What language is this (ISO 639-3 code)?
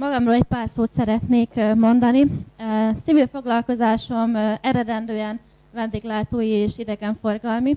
hun